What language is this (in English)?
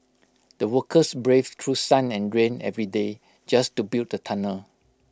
English